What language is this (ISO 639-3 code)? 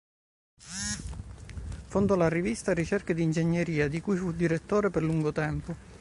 ita